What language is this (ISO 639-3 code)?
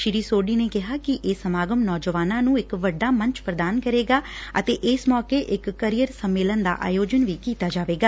pan